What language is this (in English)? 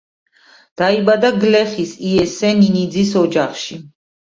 Georgian